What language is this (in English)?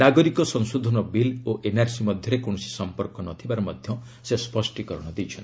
Odia